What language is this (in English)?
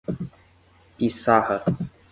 Portuguese